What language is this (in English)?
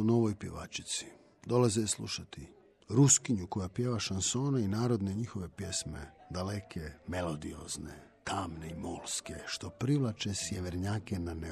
Croatian